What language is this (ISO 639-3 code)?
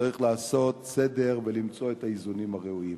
heb